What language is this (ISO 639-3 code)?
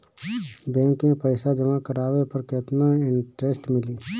bho